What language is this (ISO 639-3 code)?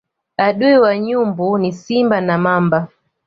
swa